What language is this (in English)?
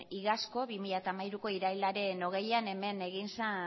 Basque